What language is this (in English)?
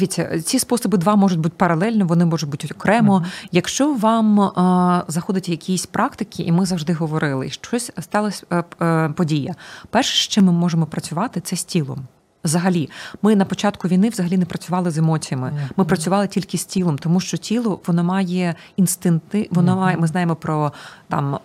Ukrainian